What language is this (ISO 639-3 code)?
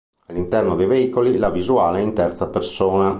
ita